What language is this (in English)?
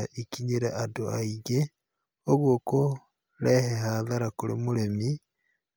Kikuyu